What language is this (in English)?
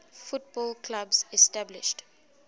English